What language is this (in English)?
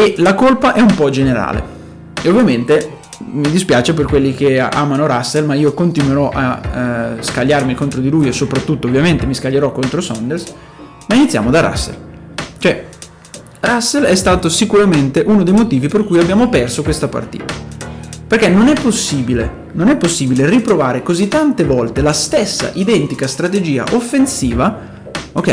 Italian